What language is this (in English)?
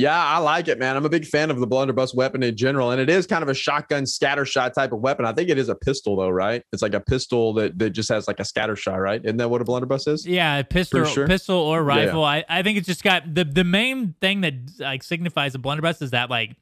English